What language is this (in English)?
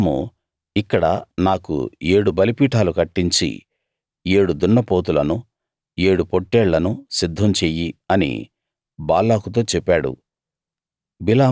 Telugu